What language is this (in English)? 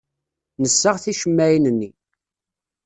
Kabyle